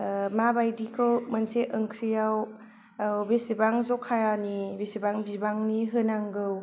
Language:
Bodo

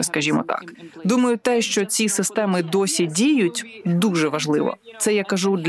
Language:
Ukrainian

